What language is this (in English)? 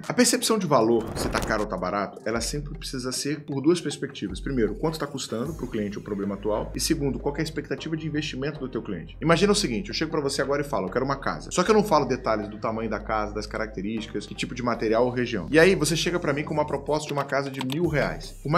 Portuguese